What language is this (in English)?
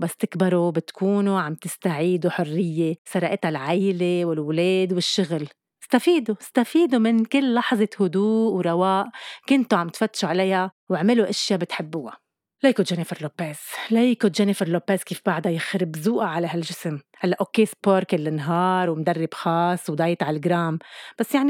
Arabic